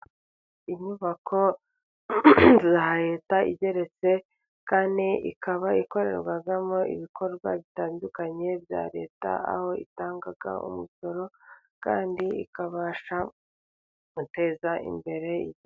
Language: Kinyarwanda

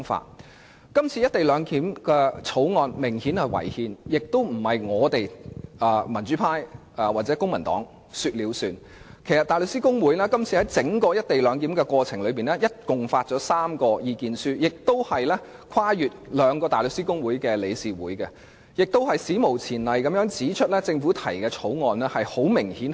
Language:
Cantonese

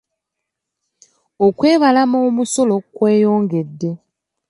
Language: Ganda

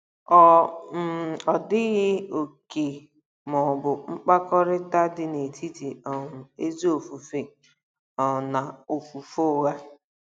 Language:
Igbo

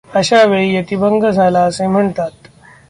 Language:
Marathi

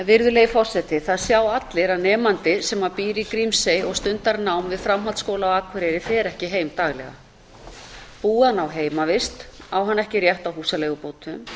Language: Icelandic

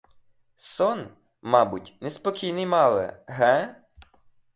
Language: Ukrainian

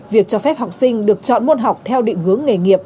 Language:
Vietnamese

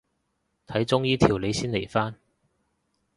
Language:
Cantonese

